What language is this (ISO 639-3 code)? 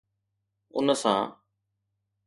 snd